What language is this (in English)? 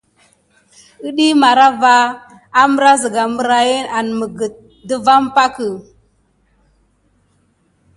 Gidar